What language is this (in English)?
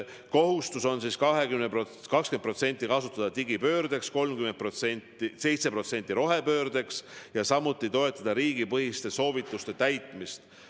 Estonian